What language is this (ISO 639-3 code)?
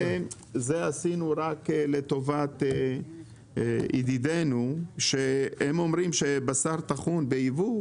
heb